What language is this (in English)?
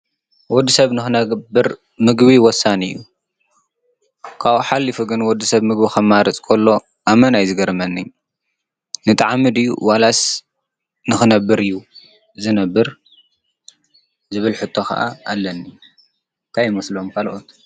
Tigrinya